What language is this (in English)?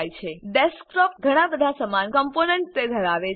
Gujarati